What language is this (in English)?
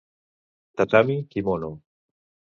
Catalan